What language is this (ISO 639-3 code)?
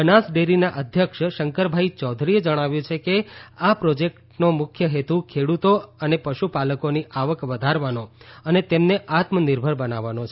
guj